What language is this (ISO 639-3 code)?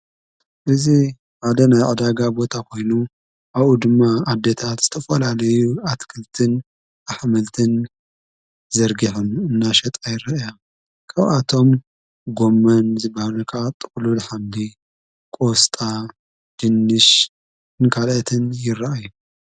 tir